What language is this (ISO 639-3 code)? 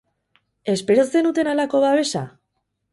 eus